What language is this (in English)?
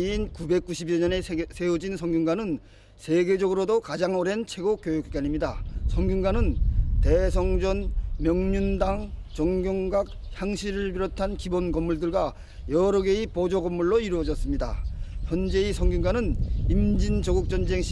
Korean